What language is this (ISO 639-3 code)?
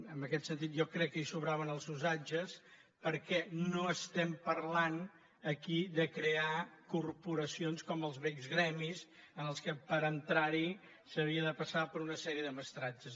cat